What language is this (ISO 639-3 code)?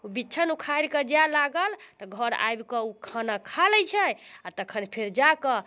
mai